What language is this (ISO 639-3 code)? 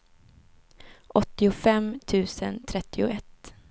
swe